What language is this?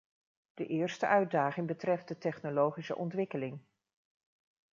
Dutch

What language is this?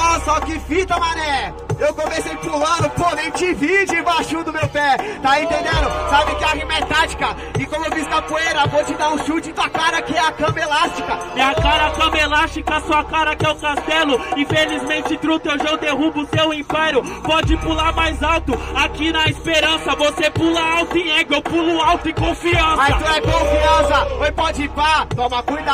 Portuguese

